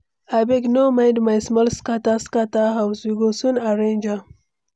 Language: Nigerian Pidgin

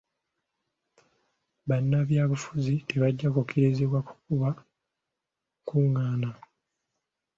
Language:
Ganda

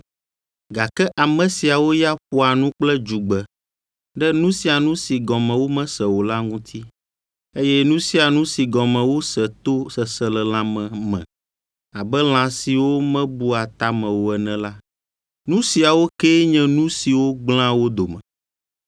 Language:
Ewe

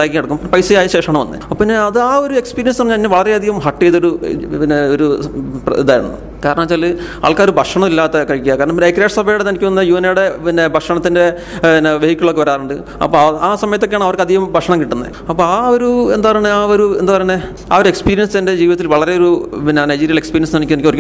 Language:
Malayalam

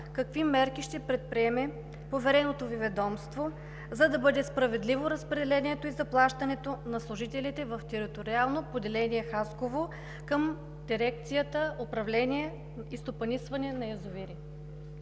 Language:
Bulgarian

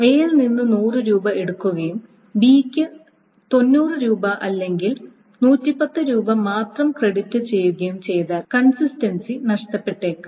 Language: Malayalam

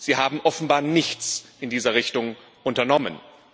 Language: German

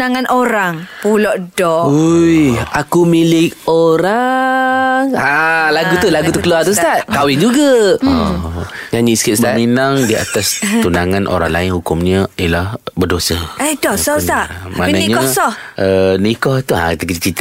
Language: Malay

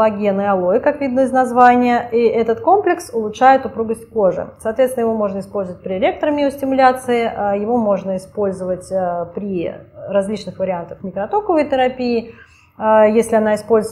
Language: Russian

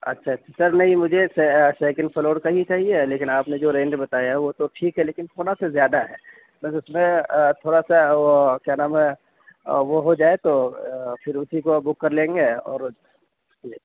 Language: Urdu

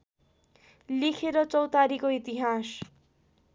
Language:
Nepali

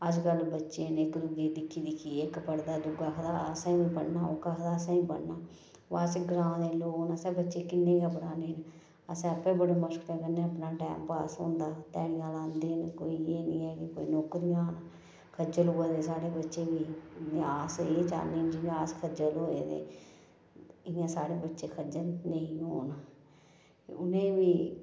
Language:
Dogri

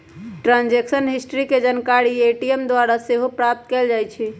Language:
Magahi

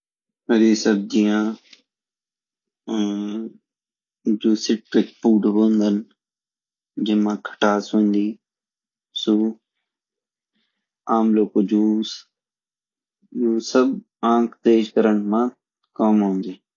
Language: Garhwali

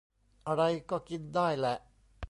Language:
Thai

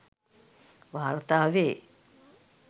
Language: Sinhala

